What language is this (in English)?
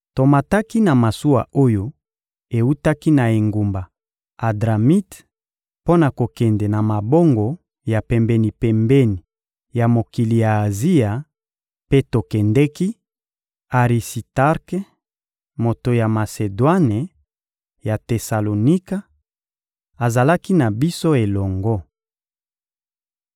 Lingala